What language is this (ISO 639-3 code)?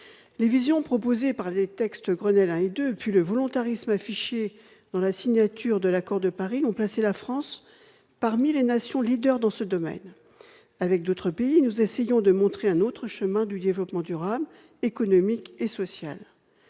fra